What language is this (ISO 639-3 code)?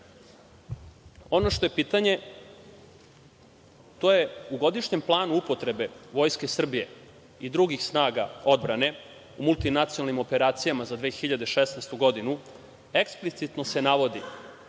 srp